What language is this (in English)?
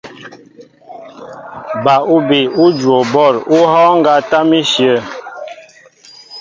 Mbo (Cameroon)